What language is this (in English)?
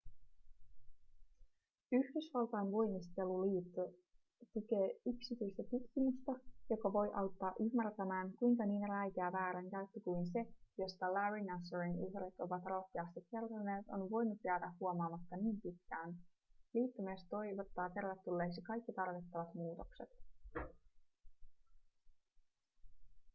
Finnish